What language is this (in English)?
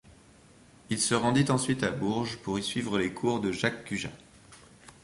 French